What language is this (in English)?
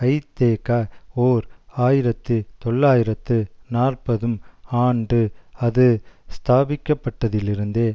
Tamil